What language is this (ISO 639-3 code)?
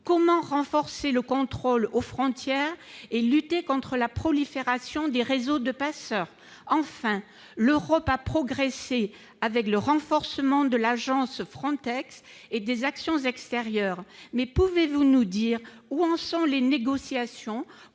fra